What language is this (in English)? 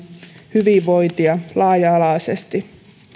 Finnish